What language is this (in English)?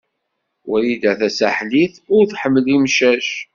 Kabyle